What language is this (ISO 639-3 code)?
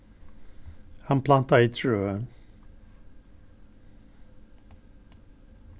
fao